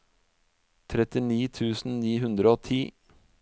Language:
Norwegian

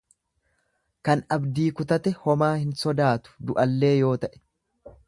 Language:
Oromo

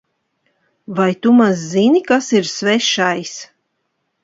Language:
Latvian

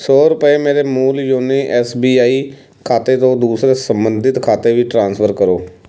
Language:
Punjabi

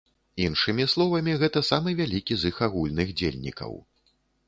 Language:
Belarusian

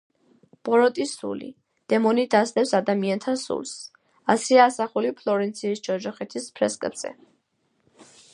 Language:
Georgian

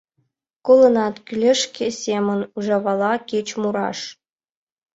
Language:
Mari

